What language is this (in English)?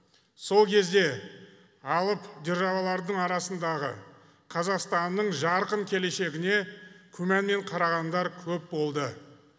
Kazakh